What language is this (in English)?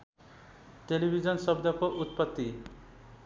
Nepali